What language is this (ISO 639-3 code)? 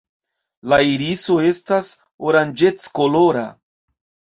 epo